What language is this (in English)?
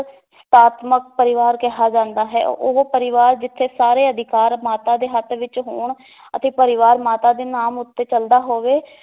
Punjabi